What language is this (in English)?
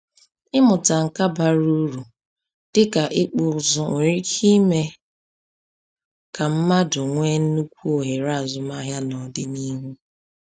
Igbo